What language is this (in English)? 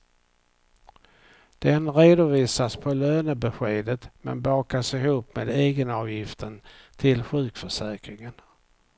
Swedish